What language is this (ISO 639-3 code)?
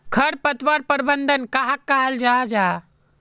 mag